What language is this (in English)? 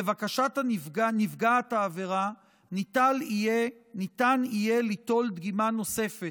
Hebrew